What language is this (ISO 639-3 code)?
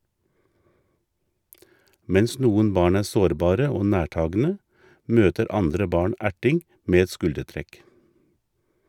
nor